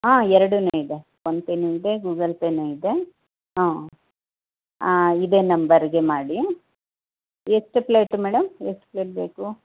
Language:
Kannada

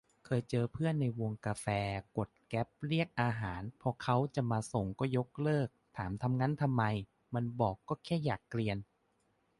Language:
Thai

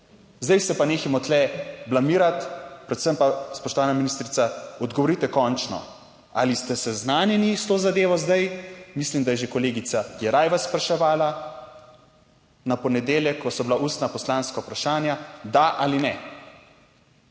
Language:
Slovenian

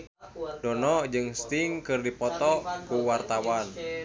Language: Sundanese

